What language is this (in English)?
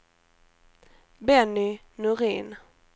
Swedish